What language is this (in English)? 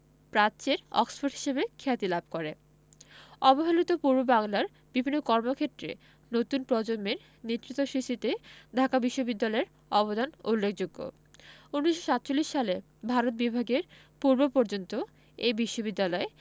Bangla